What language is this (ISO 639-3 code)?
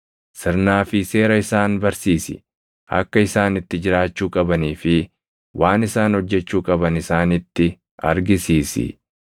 orm